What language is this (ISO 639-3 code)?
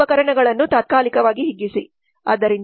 kan